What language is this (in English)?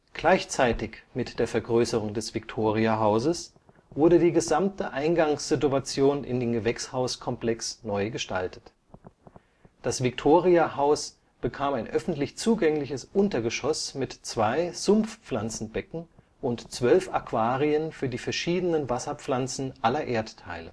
German